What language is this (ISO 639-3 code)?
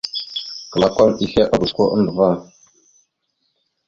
mxu